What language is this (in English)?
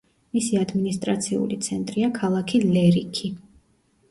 Georgian